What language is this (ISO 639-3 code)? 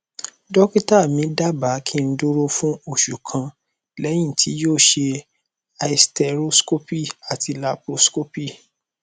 yor